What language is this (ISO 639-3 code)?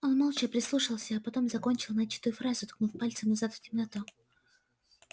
rus